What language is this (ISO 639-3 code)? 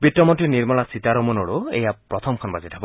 asm